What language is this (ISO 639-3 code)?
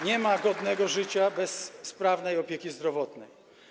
pol